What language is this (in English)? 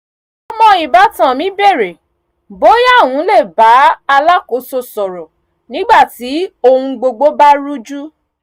Yoruba